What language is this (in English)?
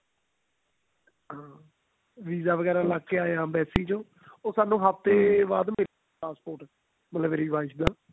Punjabi